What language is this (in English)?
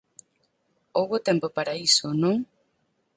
Galician